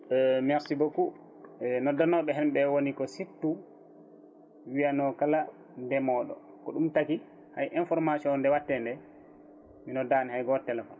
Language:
Fula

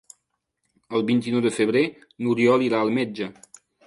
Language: Catalan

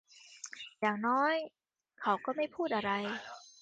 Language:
Thai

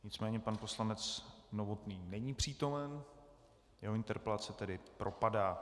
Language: Czech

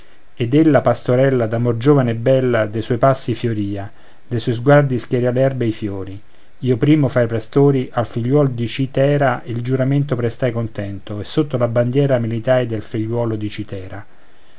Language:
Italian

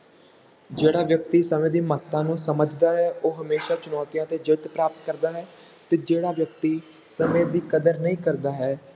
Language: Punjabi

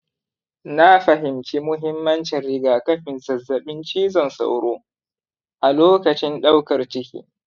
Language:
Hausa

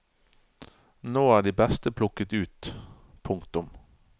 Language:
Norwegian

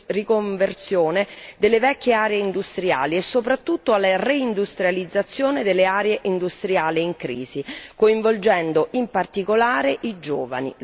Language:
Italian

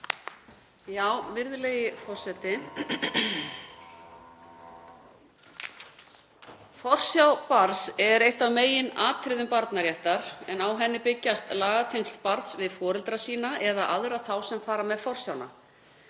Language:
Icelandic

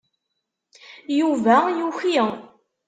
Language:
Kabyle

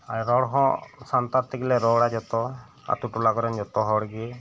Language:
Santali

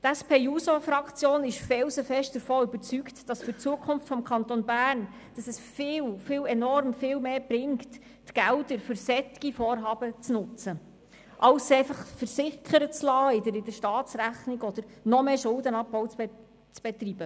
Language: Swiss German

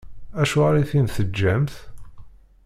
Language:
Kabyle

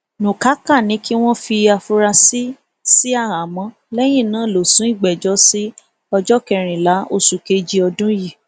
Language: Yoruba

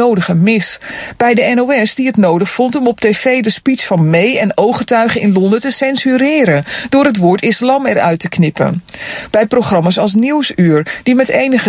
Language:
Dutch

